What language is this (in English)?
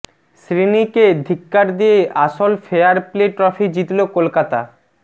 Bangla